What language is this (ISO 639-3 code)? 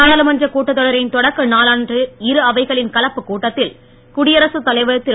tam